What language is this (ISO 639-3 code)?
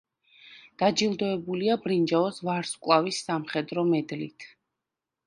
kat